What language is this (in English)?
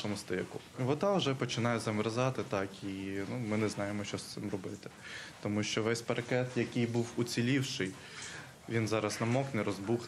Ukrainian